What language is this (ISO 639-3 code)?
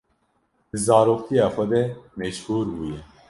kur